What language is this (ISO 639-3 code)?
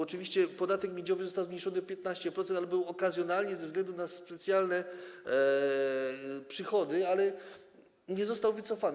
pol